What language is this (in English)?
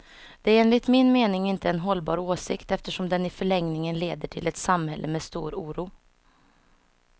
Swedish